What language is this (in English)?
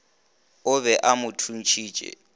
Northern Sotho